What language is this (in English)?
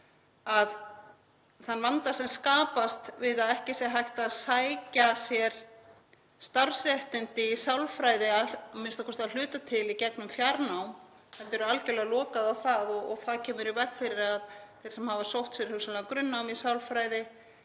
Icelandic